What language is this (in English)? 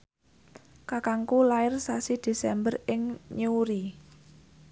Javanese